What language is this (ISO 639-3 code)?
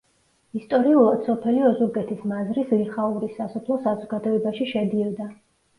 kat